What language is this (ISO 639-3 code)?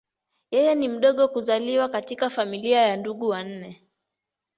swa